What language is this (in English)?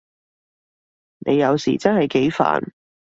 Cantonese